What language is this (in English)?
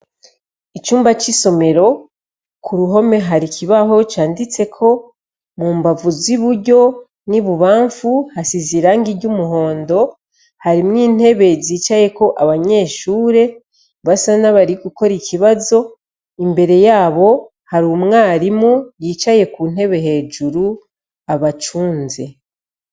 Rundi